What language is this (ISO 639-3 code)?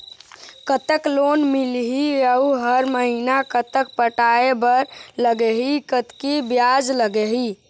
hne